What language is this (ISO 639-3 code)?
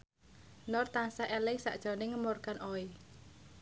jav